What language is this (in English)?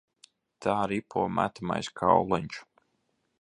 Latvian